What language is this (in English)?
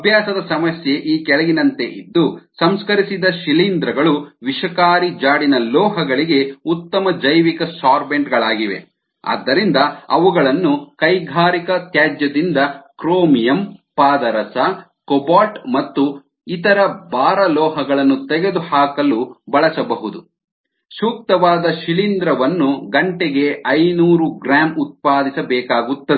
Kannada